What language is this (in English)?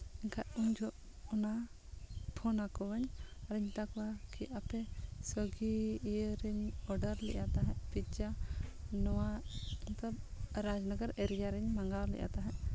Santali